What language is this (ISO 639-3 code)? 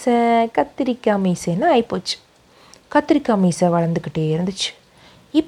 tam